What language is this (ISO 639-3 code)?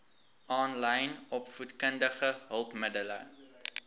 afr